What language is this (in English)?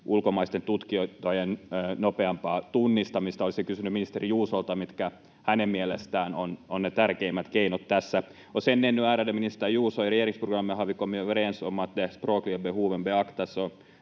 Finnish